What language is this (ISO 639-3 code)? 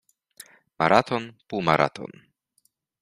pol